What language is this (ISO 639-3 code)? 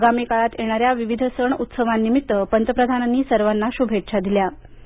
mar